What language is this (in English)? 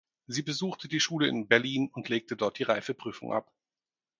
German